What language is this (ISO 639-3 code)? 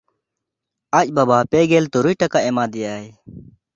sat